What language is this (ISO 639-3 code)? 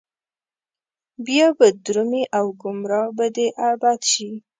pus